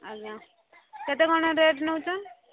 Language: Odia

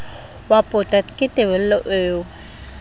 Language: Southern Sotho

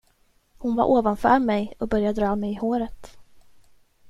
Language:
Swedish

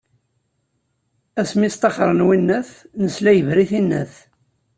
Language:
Kabyle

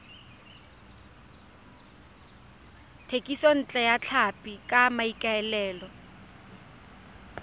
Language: Tswana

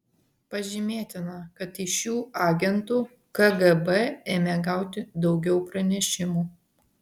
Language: Lithuanian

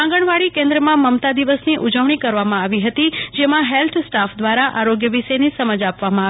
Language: Gujarati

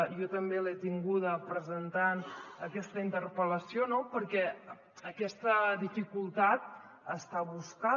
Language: Catalan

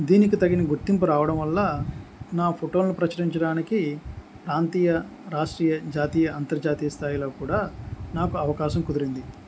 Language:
Telugu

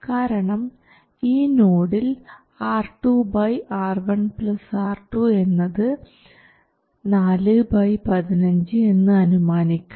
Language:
Malayalam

